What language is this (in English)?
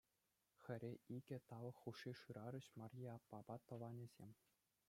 Chuvash